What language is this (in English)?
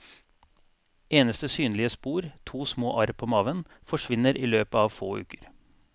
Norwegian